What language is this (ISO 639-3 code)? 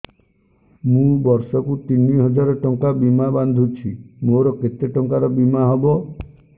ori